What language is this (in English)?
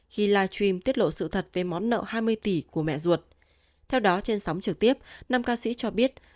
Vietnamese